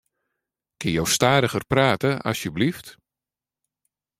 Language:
Western Frisian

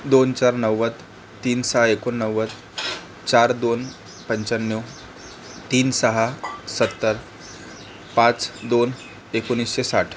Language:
Marathi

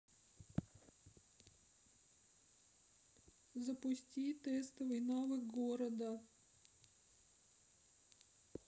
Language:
Russian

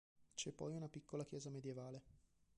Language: Italian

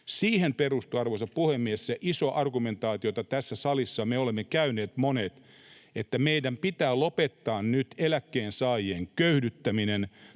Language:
Finnish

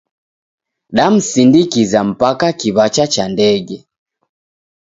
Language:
Taita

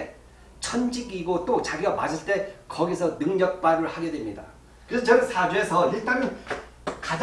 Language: Korean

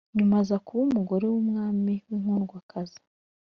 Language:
Kinyarwanda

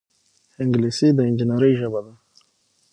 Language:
Pashto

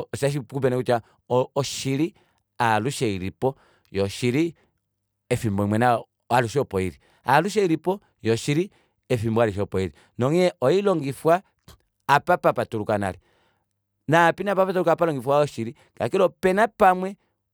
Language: Kuanyama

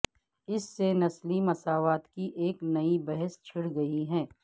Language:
Urdu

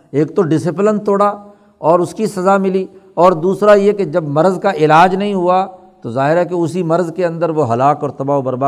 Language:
Urdu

